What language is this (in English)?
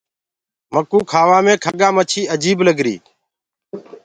Gurgula